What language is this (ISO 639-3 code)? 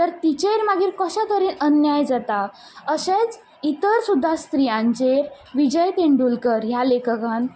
kok